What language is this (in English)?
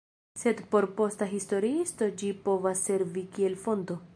Esperanto